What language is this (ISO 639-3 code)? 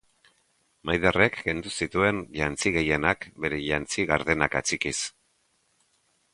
eus